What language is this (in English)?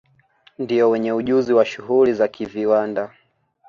Swahili